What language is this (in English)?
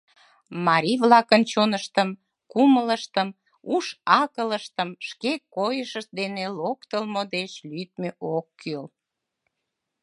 Mari